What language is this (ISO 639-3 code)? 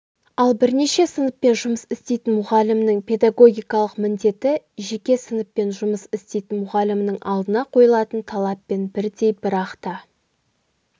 kaz